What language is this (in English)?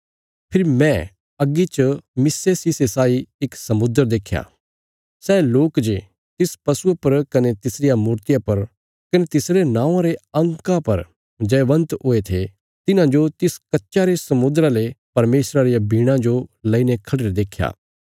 Bilaspuri